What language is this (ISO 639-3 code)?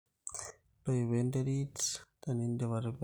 mas